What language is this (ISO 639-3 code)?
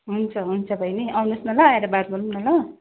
nep